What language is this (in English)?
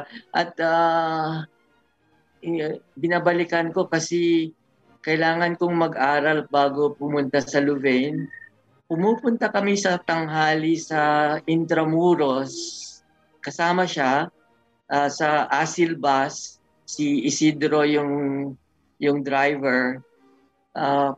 Filipino